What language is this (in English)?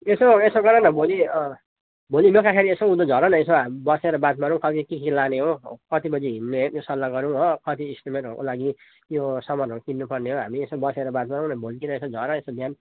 Nepali